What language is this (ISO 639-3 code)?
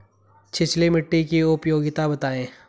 hin